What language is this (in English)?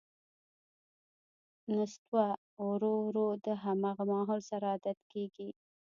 Pashto